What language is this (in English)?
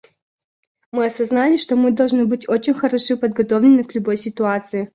Russian